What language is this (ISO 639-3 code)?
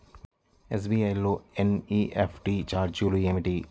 tel